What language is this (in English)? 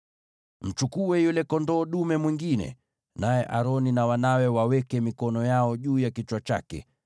Swahili